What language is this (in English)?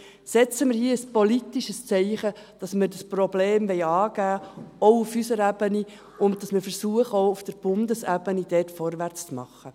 Swiss German